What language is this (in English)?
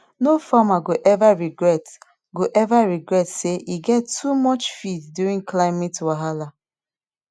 Nigerian Pidgin